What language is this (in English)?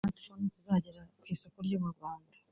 Kinyarwanda